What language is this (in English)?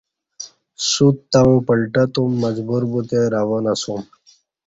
Kati